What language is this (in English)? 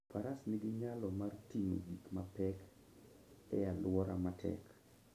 Luo (Kenya and Tanzania)